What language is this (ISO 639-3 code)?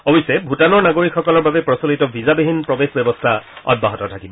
asm